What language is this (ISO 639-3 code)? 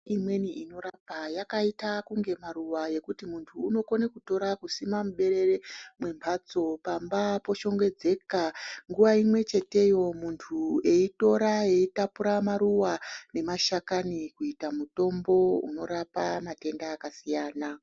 ndc